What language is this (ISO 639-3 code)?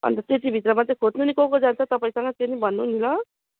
nep